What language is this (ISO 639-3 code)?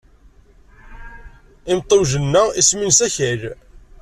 kab